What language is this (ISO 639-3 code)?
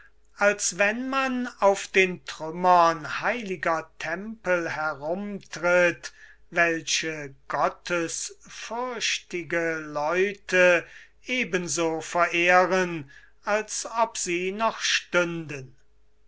deu